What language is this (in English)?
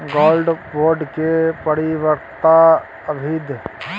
Maithili